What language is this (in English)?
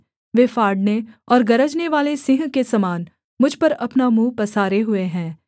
Hindi